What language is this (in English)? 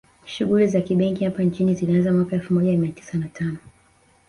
Swahili